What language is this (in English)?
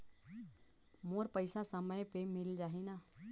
Chhattisgarhi